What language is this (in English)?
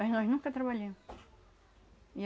Portuguese